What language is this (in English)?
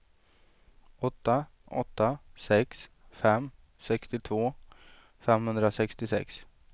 Swedish